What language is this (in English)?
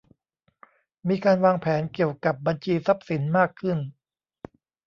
Thai